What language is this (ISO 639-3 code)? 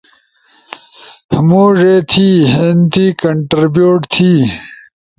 ush